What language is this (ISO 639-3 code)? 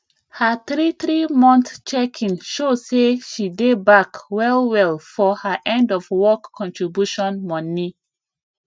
pcm